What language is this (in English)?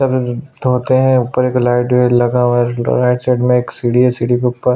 Hindi